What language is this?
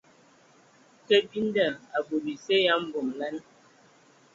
Ewondo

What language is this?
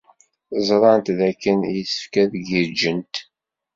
Kabyle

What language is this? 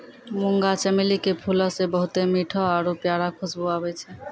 Maithili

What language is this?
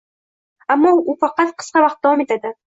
Uzbek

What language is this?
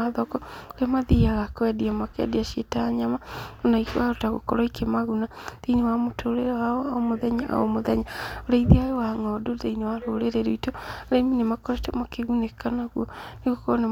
Kikuyu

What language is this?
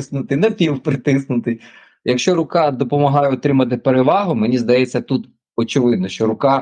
Ukrainian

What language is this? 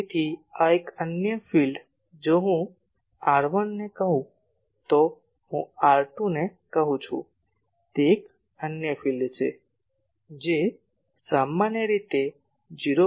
Gujarati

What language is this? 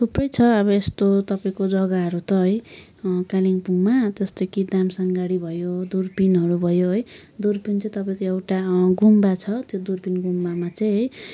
Nepali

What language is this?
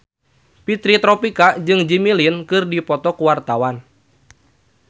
Sundanese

